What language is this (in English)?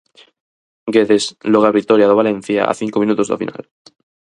Galician